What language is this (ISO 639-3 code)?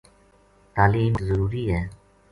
gju